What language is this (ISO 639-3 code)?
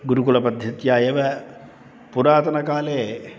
san